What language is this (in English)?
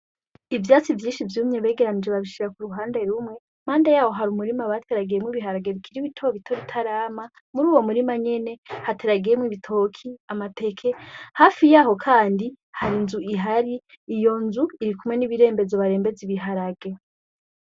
Rundi